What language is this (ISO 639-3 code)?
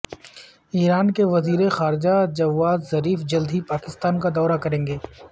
urd